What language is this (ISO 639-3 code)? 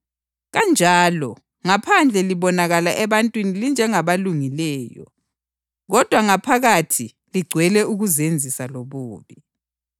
nde